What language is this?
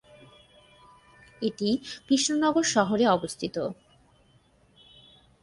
Bangla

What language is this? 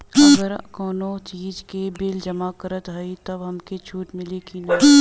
Bhojpuri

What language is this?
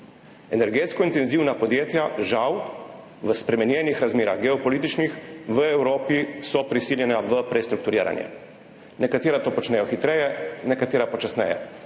Slovenian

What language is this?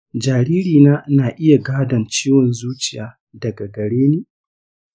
Hausa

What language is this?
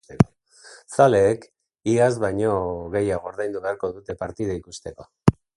Basque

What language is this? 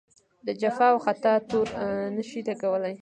Pashto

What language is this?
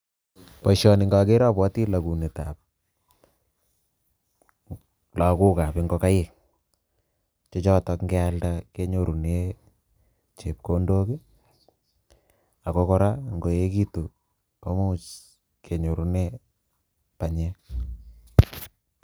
Kalenjin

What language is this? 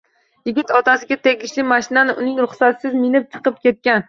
Uzbek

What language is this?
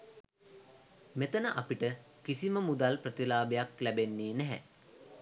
Sinhala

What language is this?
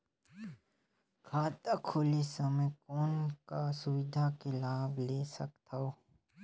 Chhattisgarhi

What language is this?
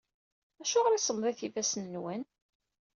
Kabyle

